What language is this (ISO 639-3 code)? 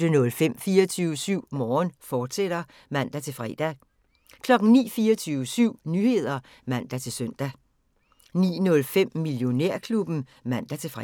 dan